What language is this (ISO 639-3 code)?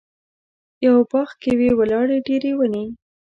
pus